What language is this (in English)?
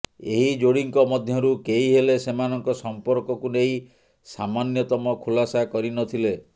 Odia